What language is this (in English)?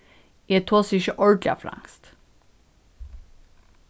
Faroese